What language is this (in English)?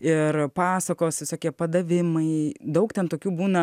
Lithuanian